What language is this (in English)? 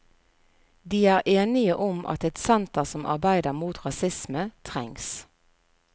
Norwegian